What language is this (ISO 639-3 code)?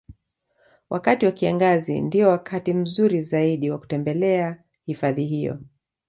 swa